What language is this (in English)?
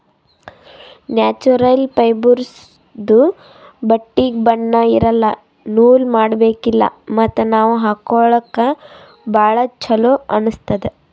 Kannada